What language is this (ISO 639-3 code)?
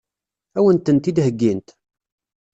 kab